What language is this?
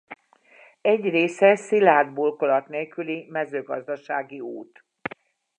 Hungarian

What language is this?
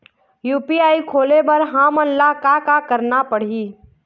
Chhattisgarhi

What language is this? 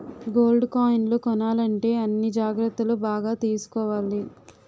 Telugu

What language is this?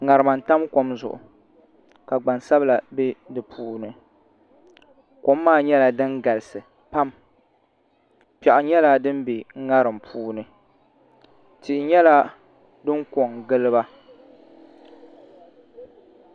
Dagbani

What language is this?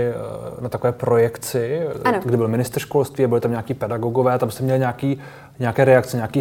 Czech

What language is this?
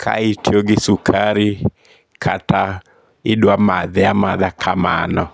Luo (Kenya and Tanzania)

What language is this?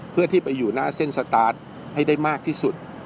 Thai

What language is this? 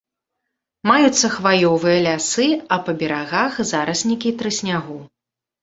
Belarusian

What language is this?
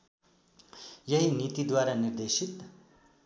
Nepali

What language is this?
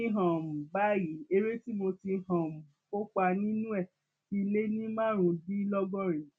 Yoruba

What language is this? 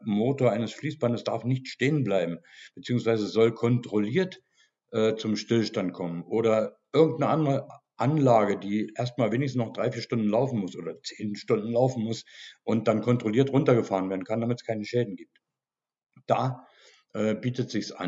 German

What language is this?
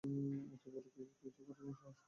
Bangla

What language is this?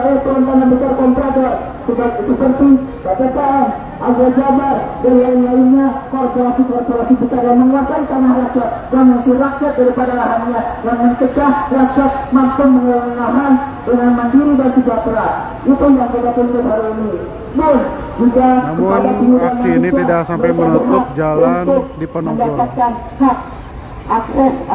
Indonesian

